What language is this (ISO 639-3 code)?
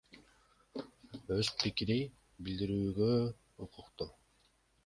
kir